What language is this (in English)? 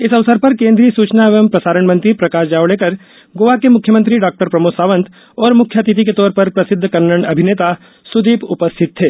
Hindi